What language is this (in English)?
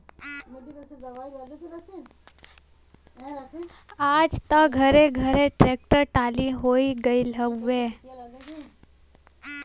Bhojpuri